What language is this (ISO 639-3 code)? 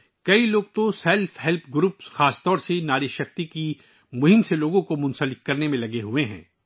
urd